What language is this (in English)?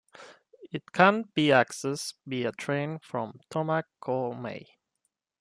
English